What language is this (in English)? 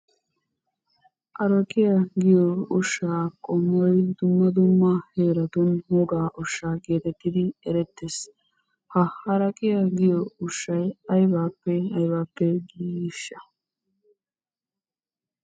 Wolaytta